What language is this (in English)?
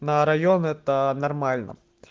Russian